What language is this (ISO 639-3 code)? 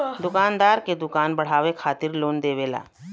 bho